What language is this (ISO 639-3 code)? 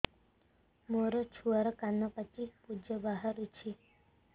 ori